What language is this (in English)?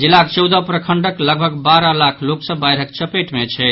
Maithili